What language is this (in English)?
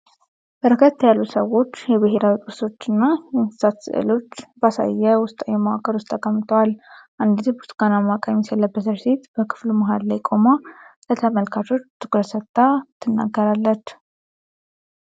Amharic